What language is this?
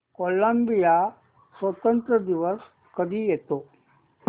Marathi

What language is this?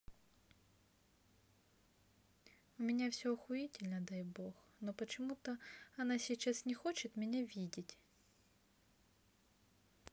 Russian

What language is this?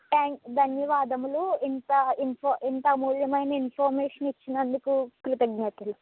Telugu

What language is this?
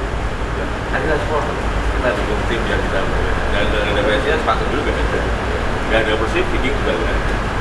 Indonesian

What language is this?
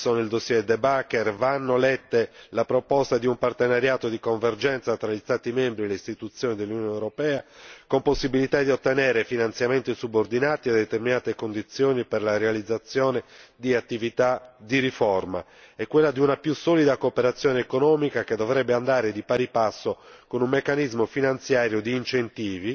Italian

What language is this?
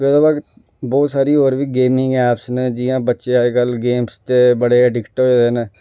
Dogri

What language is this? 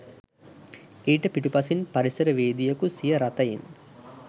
Sinhala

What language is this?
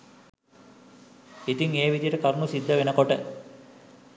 Sinhala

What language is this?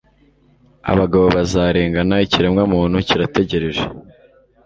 Kinyarwanda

